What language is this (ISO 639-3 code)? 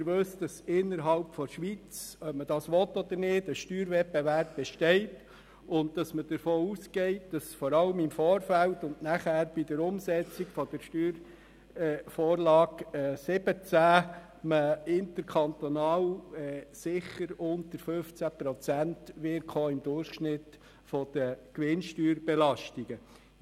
gsw